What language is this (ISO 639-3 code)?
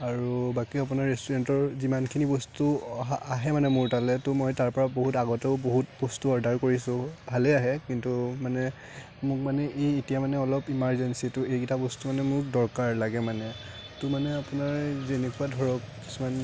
asm